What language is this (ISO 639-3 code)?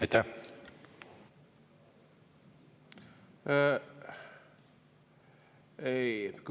est